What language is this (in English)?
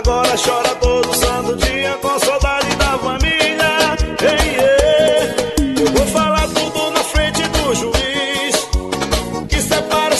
Portuguese